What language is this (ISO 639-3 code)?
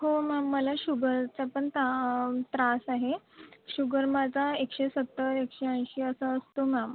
mar